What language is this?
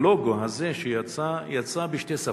Hebrew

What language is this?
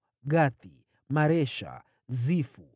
Swahili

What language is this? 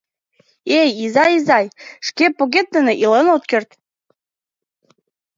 Mari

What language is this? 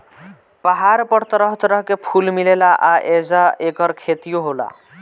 Bhojpuri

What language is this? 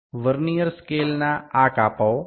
Gujarati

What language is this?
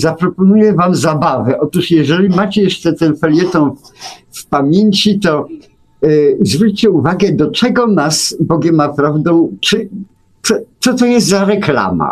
Polish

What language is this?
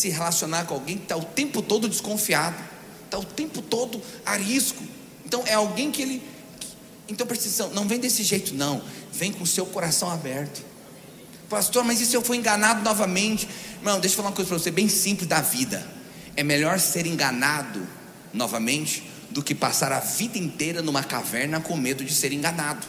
Portuguese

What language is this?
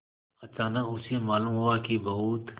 Hindi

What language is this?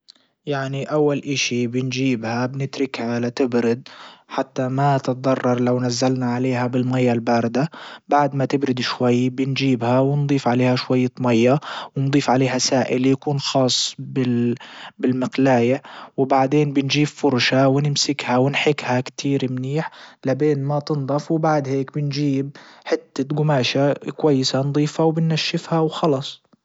Libyan Arabic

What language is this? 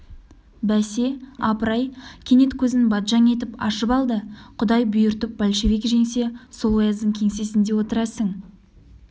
Kazakh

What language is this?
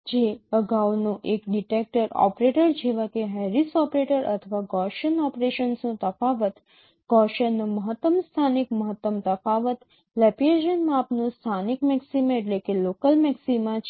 Gujarati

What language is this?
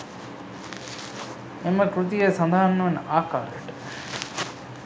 Sinhala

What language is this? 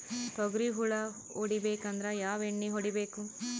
Kannada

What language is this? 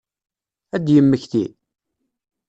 Kabyle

